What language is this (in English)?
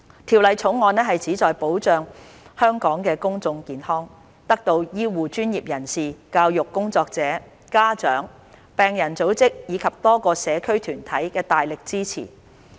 Cantonese